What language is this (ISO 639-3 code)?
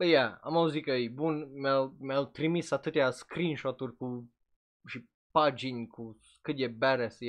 ron